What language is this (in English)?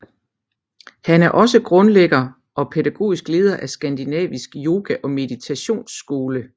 Danish